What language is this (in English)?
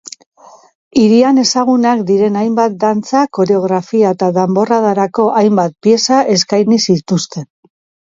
Basque